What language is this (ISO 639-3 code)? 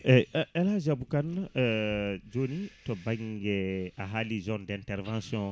ful